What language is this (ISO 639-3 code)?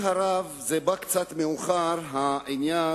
heb